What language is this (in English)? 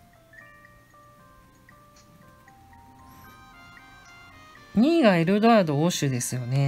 Japanese